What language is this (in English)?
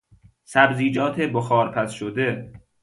Persian